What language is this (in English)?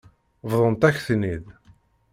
Kabyle